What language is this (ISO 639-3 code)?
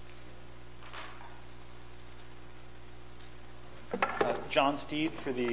eng